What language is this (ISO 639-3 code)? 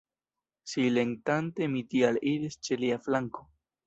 epo